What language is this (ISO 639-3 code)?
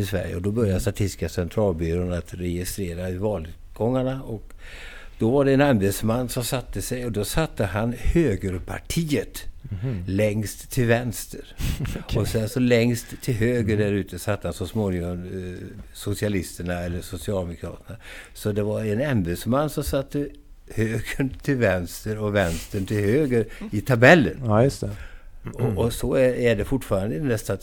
swe